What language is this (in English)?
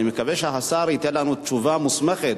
Hebrew